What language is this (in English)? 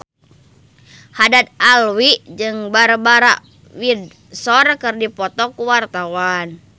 Sundanese